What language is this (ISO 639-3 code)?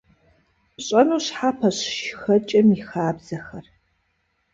kbd